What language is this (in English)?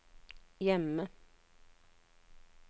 Norwegian